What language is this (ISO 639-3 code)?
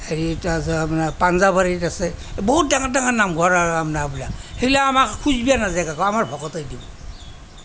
asm